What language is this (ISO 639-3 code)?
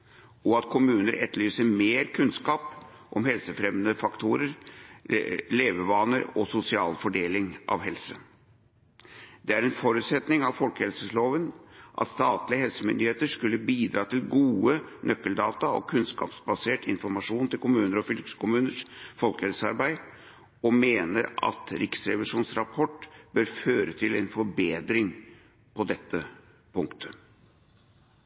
nob